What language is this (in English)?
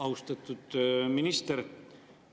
Estonian